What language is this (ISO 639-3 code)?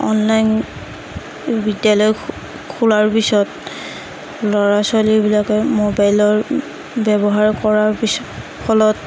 asm